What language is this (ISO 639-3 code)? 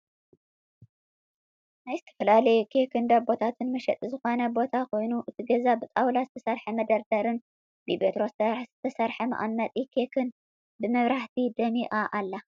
tir